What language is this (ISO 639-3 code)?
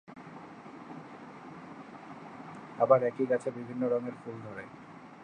ben